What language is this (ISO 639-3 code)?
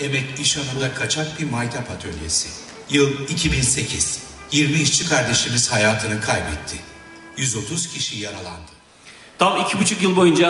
tur